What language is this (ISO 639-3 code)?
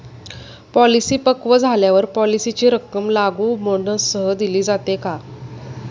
mar